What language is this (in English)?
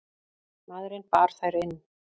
Icelandic